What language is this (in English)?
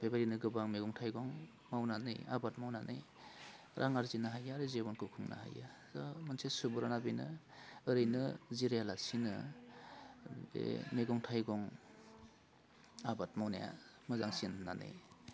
Bodo